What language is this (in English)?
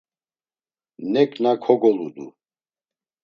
Laz